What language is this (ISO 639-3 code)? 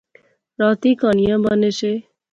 phr